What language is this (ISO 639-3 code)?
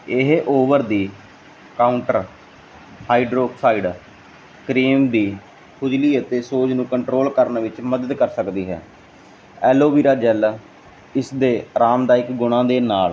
pan